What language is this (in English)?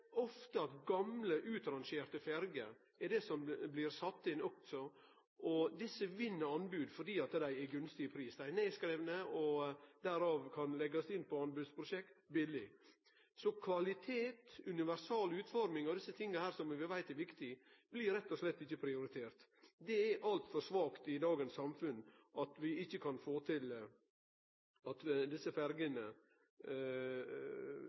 Norwegian Nynorsk